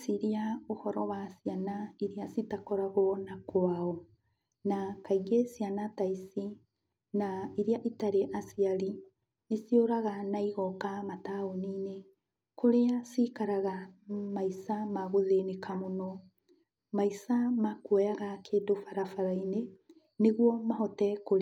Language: Kikuyu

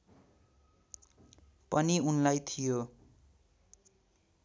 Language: Nepali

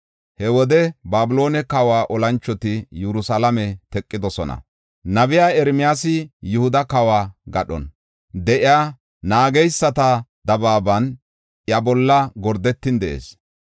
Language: Gofa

